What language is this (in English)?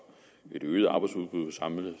Danish